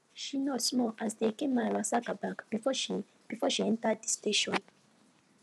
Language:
Nigerian Pidgin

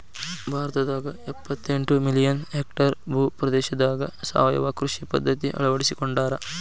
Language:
Kannada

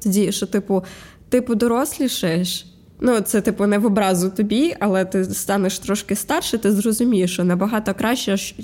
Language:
Ukrainian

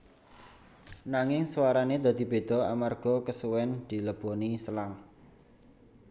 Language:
Javanese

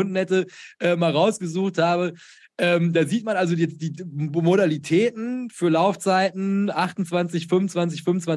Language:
German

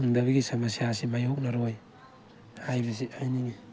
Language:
Manipuri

